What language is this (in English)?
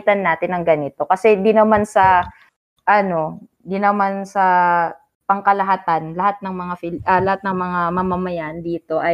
Filipino